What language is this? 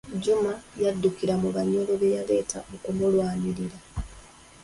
Ganda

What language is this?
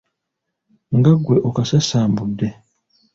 Ganda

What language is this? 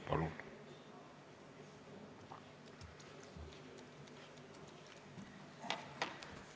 Estonian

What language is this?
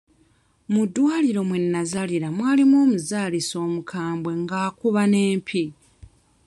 Ganda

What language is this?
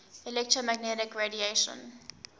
English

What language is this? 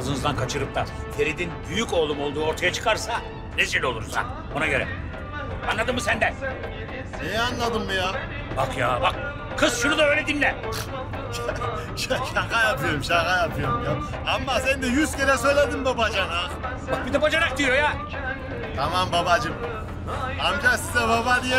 Turkish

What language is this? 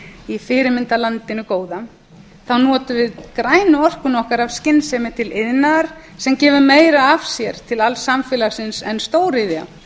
Icelandic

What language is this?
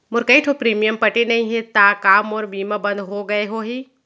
Chhattisgarhi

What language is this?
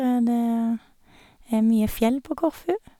Norwegian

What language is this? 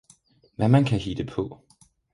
Danish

